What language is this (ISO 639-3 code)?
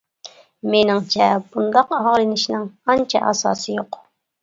uig